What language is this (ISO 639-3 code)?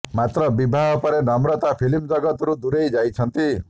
ori